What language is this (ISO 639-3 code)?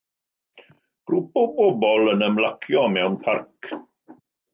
cym